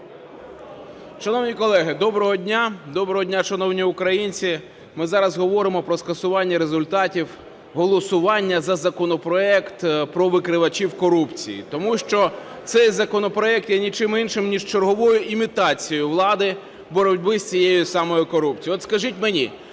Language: Ukrainian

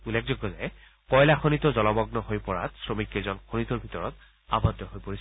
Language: Assamese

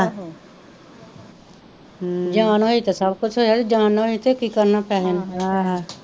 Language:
Punjabi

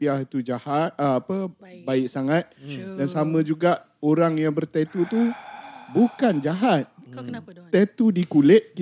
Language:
Malay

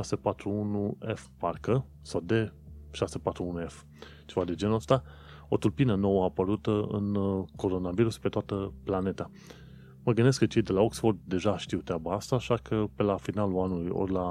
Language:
Romanian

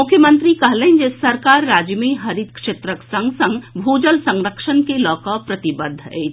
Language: Maithili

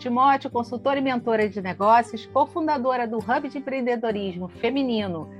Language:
Portuguese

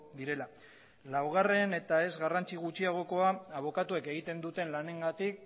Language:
Basque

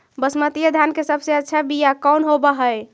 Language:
Magahi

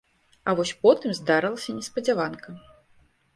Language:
Belarusian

